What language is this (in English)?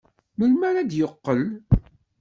Kabyle